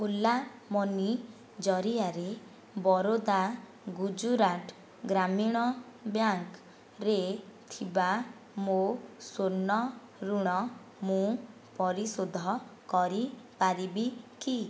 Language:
Odia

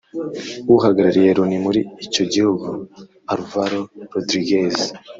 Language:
Kinyarwanda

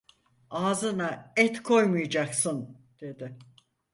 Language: Turkish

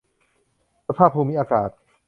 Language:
Thai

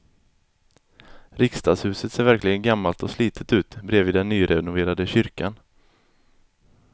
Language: Swedish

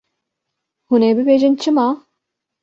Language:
Kurdish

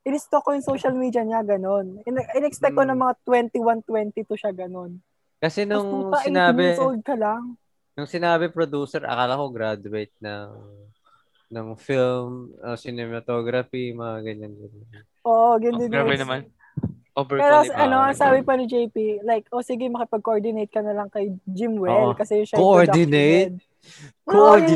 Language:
Filipino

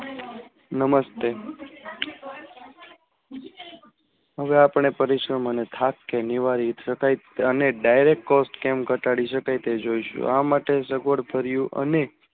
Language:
Gujarati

